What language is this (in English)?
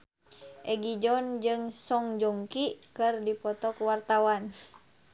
Sundanese